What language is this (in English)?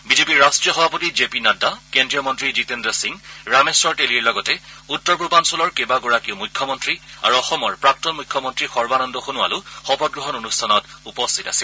Assamese